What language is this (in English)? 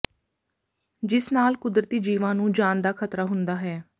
Punjabi